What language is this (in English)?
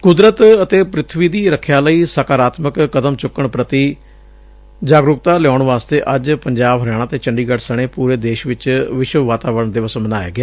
Punjabi